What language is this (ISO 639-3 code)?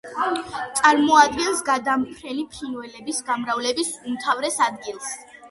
kat